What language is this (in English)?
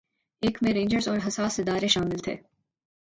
Urdu